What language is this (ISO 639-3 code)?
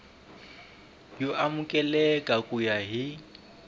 tso